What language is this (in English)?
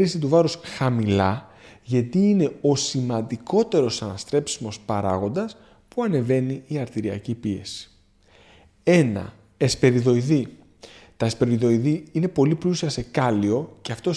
Greek